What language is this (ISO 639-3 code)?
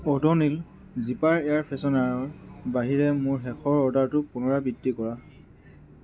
asm